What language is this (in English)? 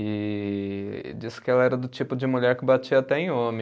Portuguese